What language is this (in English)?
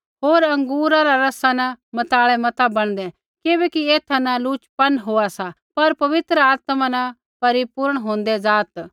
Kullu Pahari